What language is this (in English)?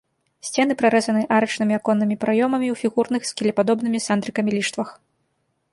Belarusian